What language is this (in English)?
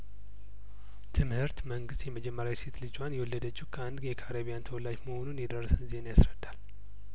Amharic